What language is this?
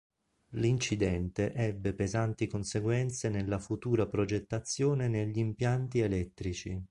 Italian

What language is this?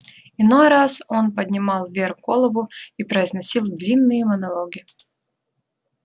Russian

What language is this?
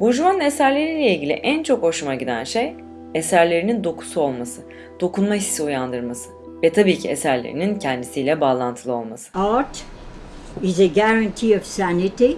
Turkish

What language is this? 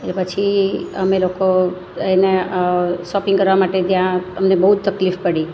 Gujarati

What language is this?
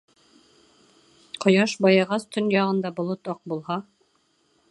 Bashkir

